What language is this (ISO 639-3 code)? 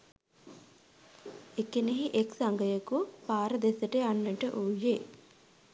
sin